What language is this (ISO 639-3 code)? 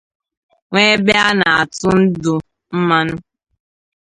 ibo